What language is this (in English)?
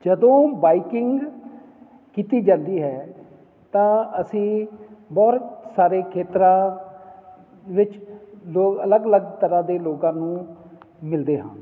Punjabi